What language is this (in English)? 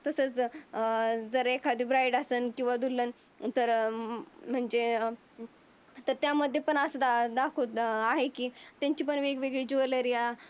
Marathi